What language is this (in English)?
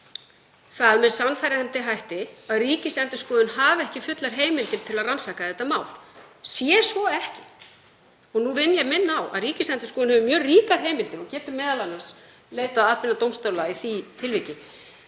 Icelandic